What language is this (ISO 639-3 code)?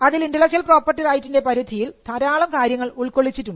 mal